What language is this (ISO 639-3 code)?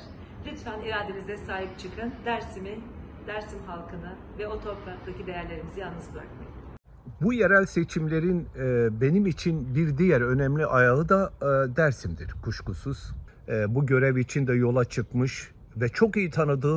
tur